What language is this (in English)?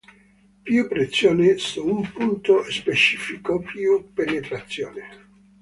Italian